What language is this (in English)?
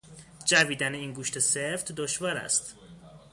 Persian